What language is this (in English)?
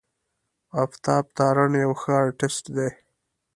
Pashto